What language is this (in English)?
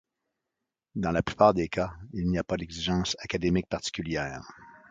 French